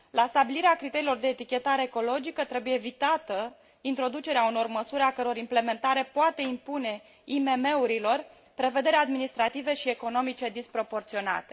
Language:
Romanian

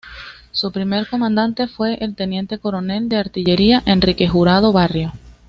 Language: Spanish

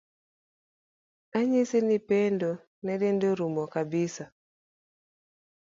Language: Luo (Kenya and Tanzania)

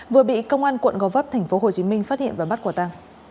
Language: Vietnamese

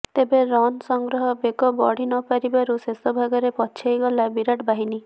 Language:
Odia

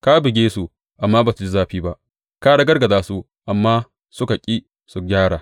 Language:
Hausa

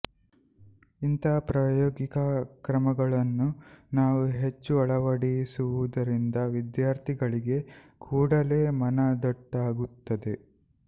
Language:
Kannada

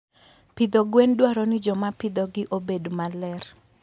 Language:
Luo (Kenya and Tanzania)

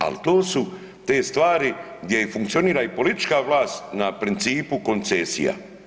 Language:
Croatian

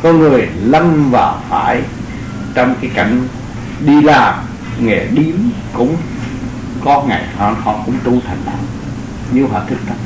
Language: Vietnamese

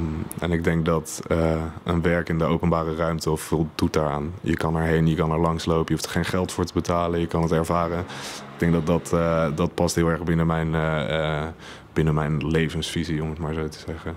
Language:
Dutch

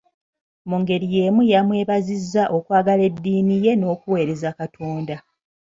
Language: Ganda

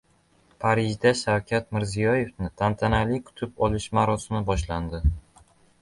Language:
Uzbek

